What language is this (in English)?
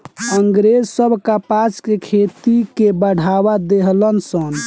Bhojpuri